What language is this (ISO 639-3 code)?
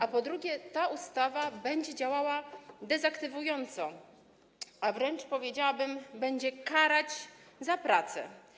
pol